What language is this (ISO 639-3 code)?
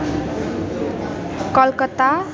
nep